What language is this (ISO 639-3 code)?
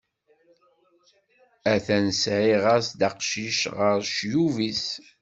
kab